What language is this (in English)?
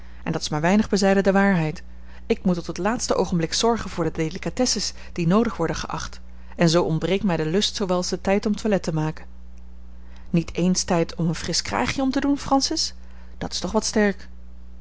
Dutch